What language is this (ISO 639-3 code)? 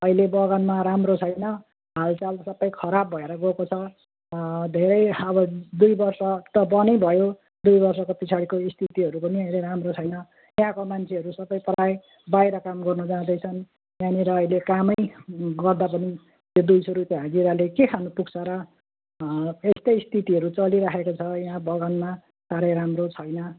nep